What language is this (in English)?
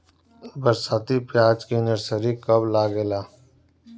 Bhojpuri